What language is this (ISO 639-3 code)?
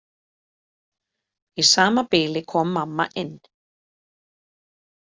isl